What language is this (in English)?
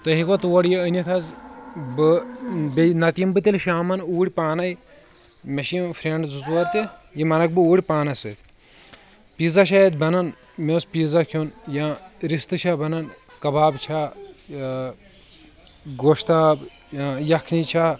Kashmiri